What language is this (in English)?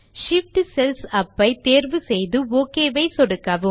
Tamil